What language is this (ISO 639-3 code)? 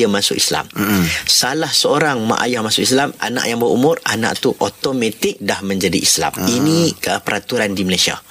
msa